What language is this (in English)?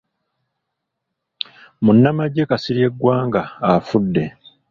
Ganda